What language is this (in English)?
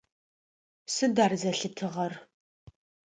Adyghe